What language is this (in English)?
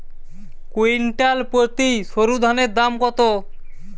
Bangla